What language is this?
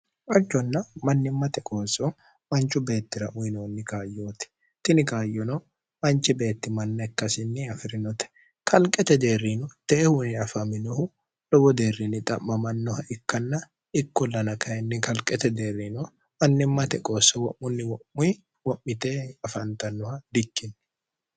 Sidamo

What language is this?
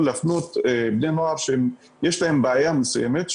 Hebrew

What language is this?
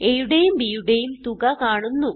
Malayalam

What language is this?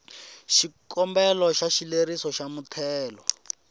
Tsonga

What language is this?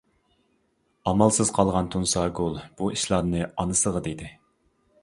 Uyghur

